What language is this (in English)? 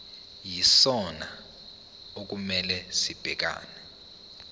Zulu